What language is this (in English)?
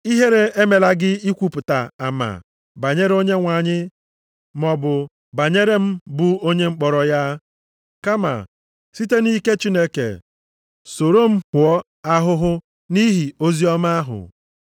Igbo